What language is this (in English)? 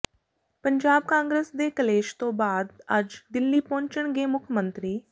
Punjabi